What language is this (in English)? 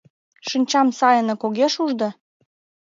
Mari